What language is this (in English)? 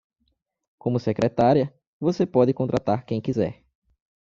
Portuguese